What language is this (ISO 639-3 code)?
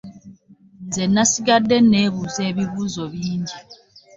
lug